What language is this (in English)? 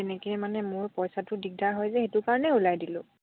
Assamese